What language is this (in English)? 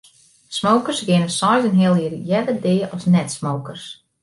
Western Frisian